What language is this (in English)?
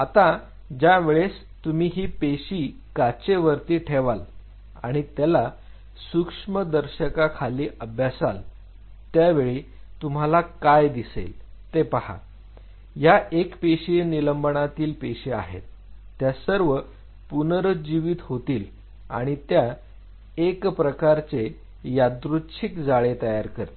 Marathi